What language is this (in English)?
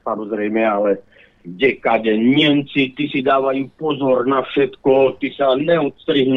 Slovak